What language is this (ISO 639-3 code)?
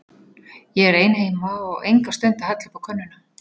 isl